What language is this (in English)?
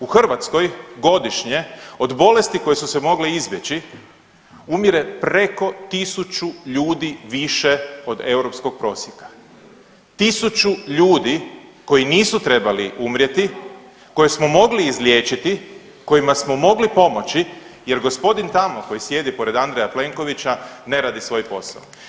Croatian